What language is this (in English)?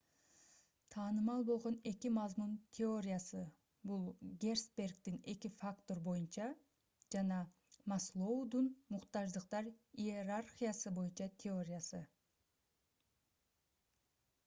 Kyrgyz